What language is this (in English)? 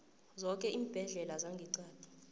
South Ndebele